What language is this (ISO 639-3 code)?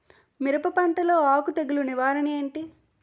tel